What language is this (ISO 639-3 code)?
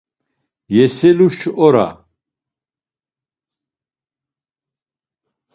lzz